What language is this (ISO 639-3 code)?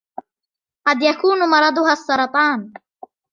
ara